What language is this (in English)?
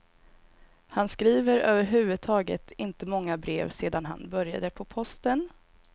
Swedish